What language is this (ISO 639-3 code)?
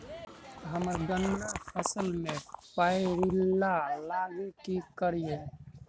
mai